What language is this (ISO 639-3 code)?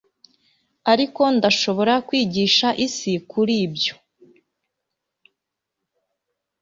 kin